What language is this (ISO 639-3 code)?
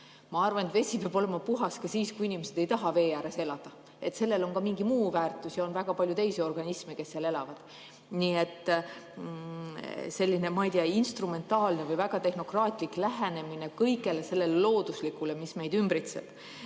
est